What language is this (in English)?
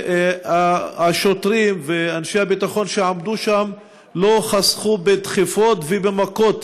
Hebrew